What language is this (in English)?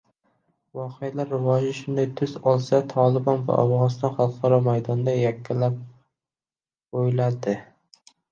Uzbek